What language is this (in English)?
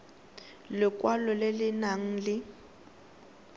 Tswana